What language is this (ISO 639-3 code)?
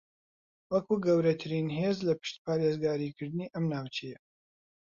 ckb